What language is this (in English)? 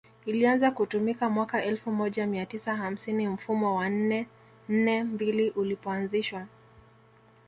Swahili